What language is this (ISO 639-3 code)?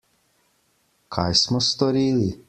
slv